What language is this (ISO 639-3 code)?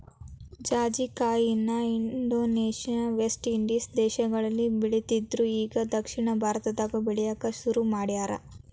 kan